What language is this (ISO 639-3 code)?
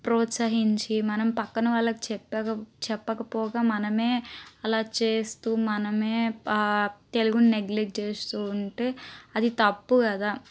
tel